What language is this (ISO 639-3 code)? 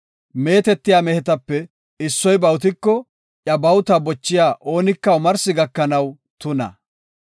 gof